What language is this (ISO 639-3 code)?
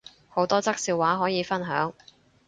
yue